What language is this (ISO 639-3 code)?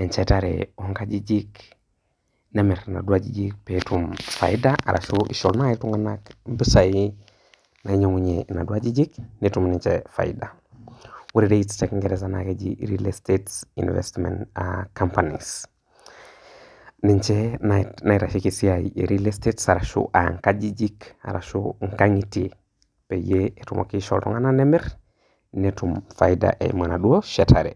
mas